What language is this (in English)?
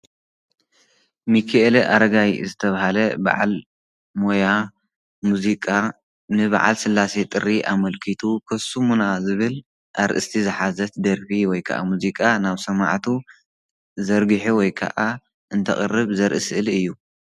Tigrinya